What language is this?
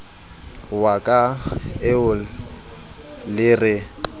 Southern Sotho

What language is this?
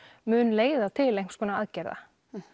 Icelandic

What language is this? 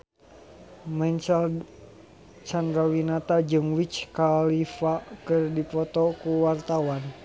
Sundanese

